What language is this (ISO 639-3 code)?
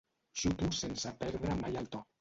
cat